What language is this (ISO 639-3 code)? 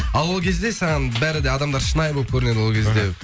kaz